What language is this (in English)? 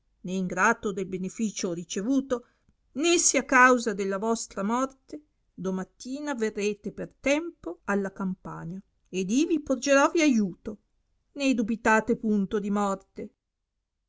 Italian